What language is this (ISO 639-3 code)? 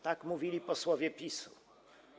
pol